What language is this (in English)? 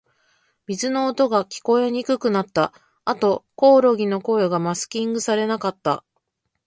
Japanese